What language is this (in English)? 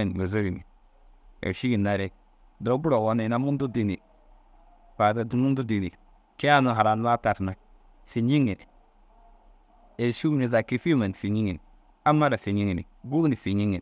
Dazaga